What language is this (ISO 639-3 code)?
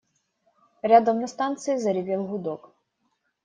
rus